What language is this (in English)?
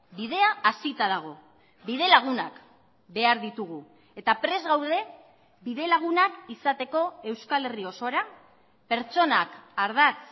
Basque